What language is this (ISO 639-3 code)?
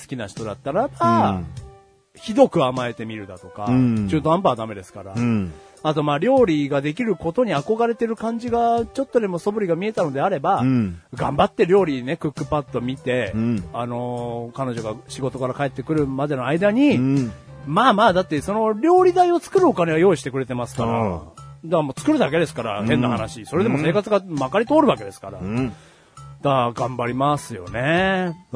jpn